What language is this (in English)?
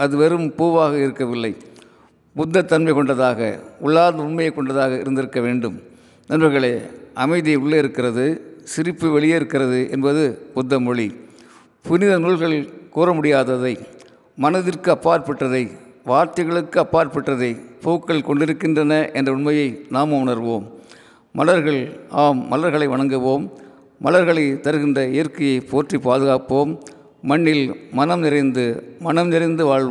Tamil